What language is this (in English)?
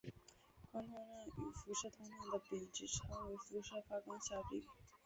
Chinese